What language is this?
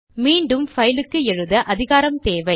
Tamil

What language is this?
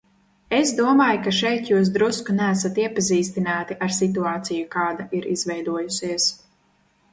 Latvian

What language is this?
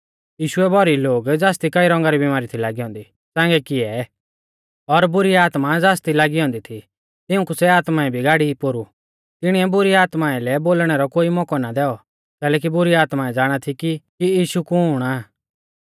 Mahasu Pahari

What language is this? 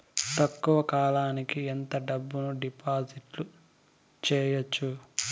Telugu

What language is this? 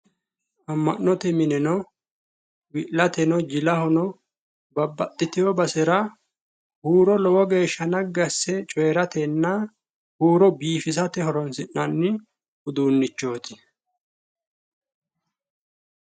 Sidamo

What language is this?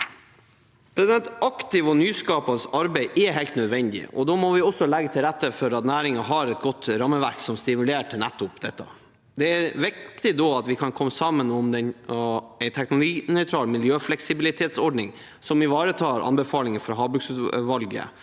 Norwegian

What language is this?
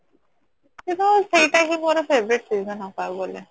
Odia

